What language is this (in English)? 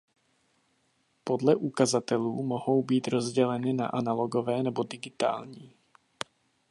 Czech